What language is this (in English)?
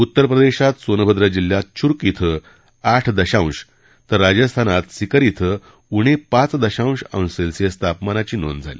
Marathi